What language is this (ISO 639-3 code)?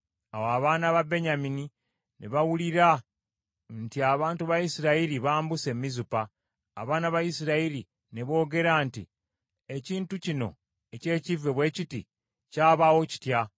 lug